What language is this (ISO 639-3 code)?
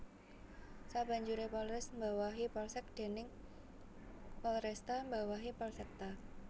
jav